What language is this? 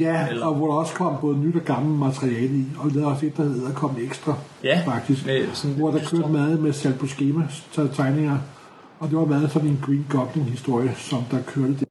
Danish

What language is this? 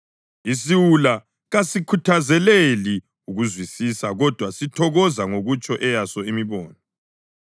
North Ndebele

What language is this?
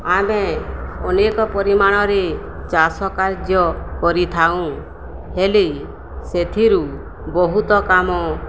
Odia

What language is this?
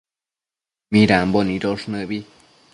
Matsés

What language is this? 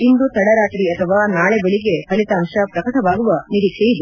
Kannada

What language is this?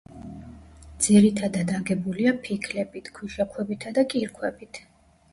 Georgian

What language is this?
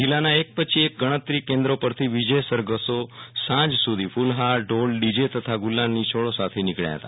Gujarati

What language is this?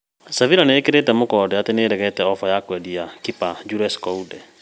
Kikuyu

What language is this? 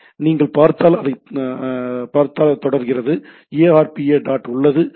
Tamil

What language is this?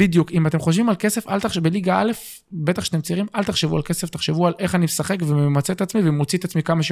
Hebrew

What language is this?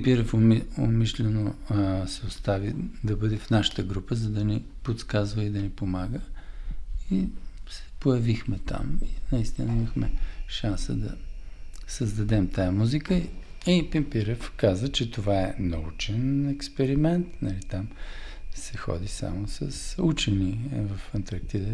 Bulgarian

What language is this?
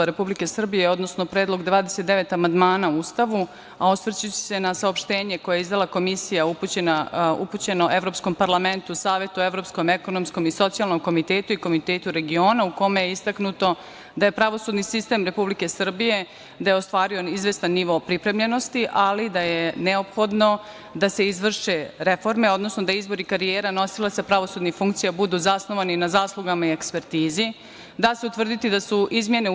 Serbian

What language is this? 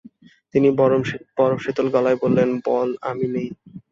Bangla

